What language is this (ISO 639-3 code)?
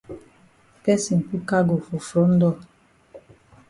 wes